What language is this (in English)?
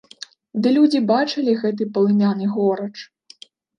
Belarusian